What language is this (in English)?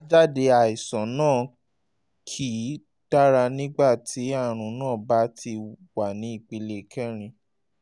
Yoruba